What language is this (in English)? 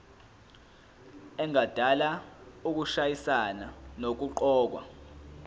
Zulu